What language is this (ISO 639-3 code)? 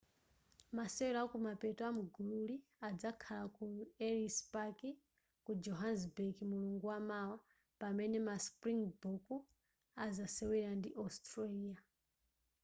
nya